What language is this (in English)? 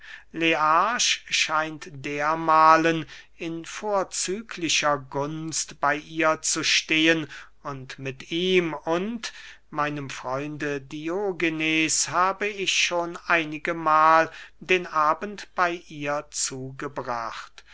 German